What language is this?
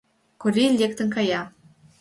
Mari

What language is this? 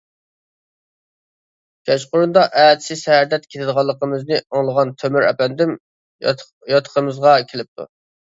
Uyghur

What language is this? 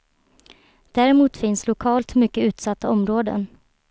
Swedish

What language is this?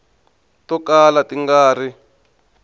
Tsonga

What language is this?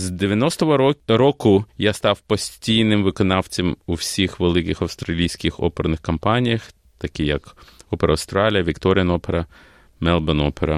Ukrainian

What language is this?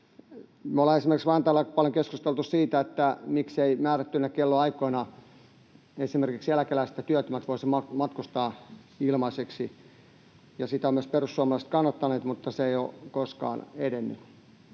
Finnish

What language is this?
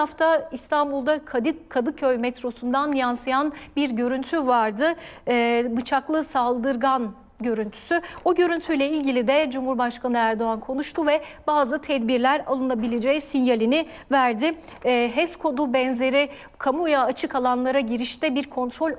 Turkish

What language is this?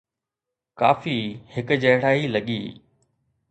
Sindhi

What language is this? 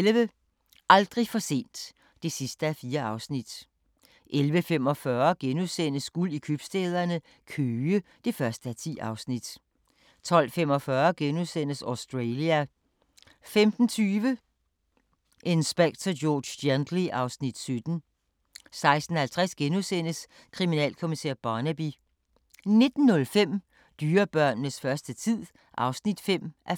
Danish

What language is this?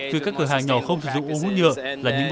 Vietnamese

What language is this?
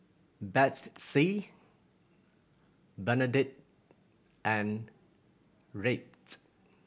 English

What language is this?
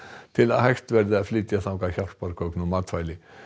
Icelandic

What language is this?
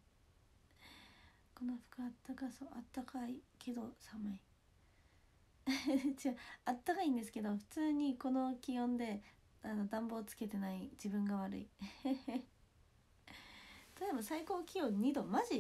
Japanese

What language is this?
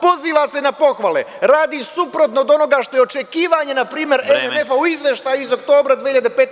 Serbian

